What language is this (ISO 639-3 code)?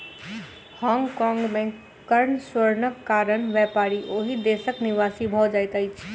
mai